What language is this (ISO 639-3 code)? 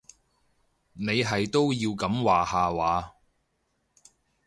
yue